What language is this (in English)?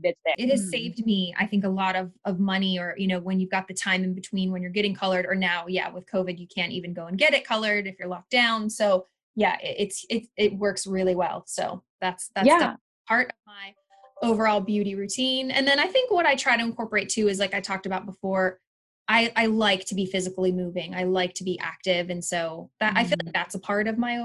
English